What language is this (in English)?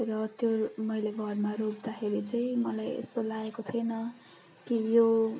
Nepali